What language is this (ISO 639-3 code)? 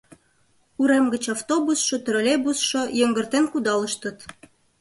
chm